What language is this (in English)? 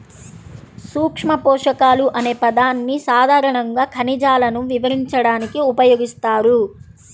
Telugu